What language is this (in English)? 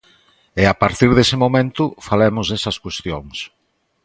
Galician